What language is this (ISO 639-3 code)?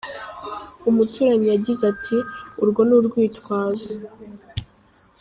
kin